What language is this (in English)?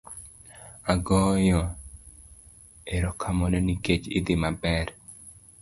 Luo (Kenya and Tanzania)